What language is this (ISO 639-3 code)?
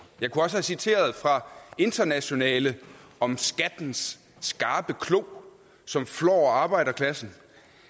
dan